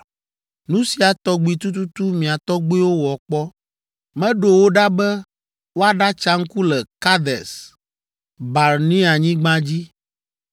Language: Ewe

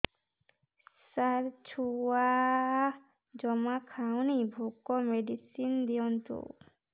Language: Odia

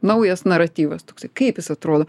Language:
Lithuanian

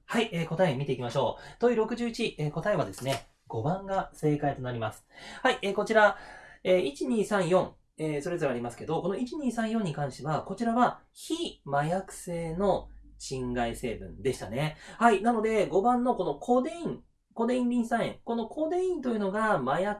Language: Japanese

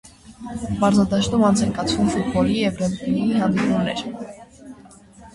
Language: Armenian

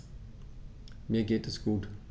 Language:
German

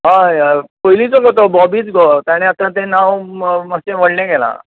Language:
Konkani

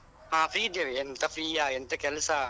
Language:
Kannada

